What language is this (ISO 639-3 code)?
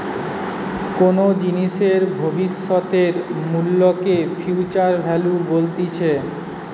ben